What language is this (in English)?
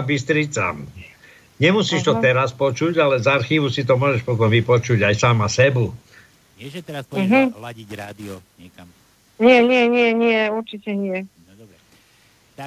Slovak